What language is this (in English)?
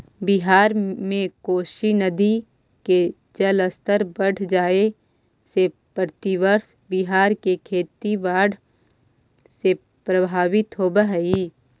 Magahi